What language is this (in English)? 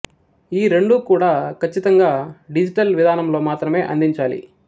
Telugu